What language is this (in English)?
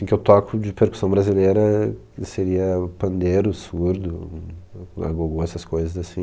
Portuguese